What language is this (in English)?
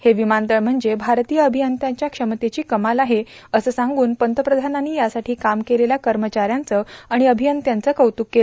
Marathi